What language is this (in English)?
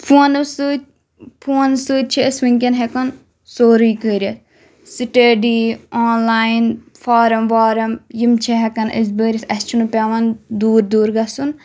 Kashmiri